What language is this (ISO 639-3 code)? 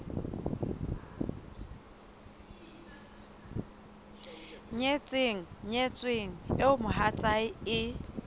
sot